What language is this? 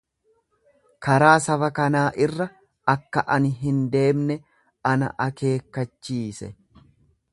Oromo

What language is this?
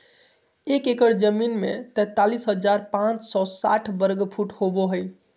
Magahi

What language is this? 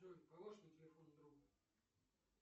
Russian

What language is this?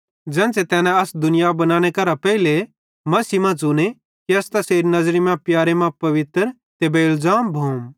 Bhadrawahi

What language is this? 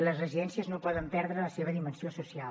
Catalan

